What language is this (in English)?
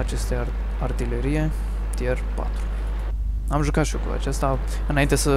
Romanian